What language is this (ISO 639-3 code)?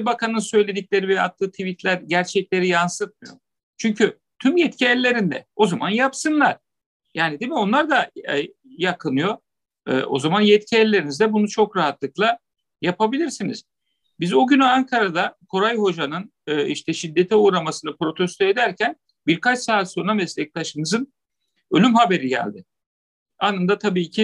tur